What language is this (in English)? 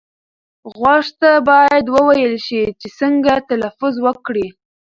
Pashto